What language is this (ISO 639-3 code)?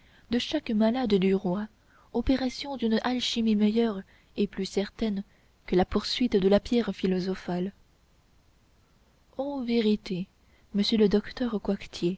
fra